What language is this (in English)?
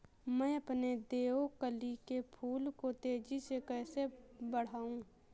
Hindi